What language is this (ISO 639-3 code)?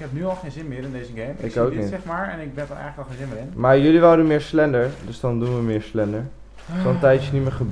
nld